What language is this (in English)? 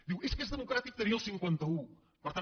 Catalan